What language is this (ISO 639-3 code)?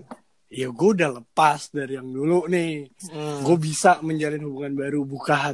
ind